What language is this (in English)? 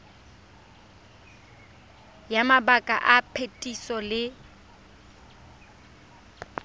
Tswana